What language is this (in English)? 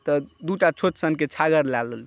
Maithili